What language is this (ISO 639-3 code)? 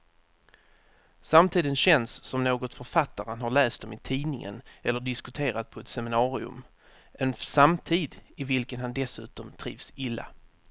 swe